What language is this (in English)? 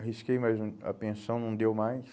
Portuguese